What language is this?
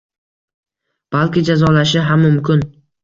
Uzbek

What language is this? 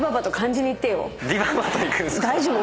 Japanese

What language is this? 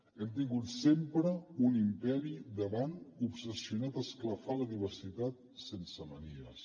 Catalan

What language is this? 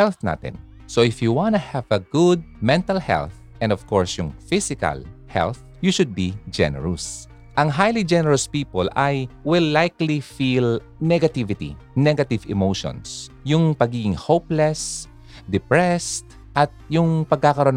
Filipino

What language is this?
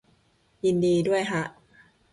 Thai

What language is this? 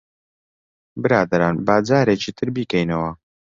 Central Kurdish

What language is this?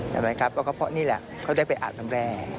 Thai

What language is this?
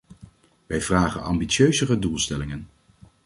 Dutch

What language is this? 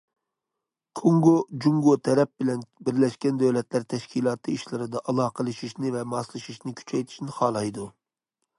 Uyghur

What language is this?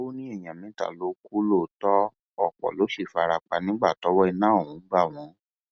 Yoruba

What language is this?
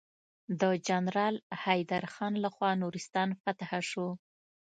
Pashto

